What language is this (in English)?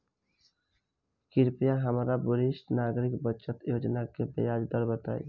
Bhojpuri